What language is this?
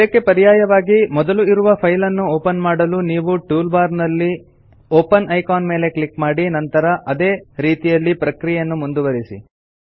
Kannada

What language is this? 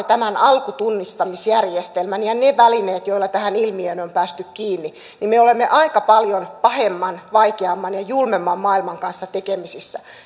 Finnish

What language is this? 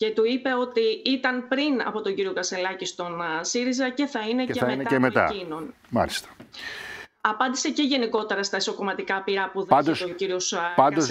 Greek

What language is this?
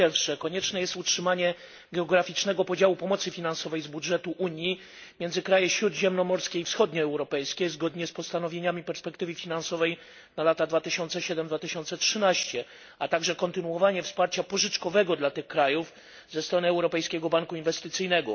Polish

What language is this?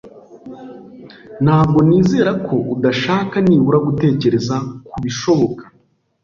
Kinyarwanda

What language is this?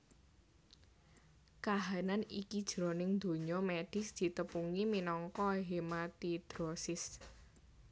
Javanese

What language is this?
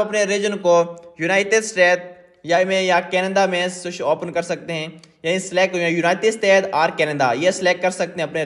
Hindi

